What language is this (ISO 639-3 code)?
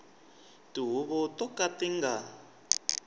tso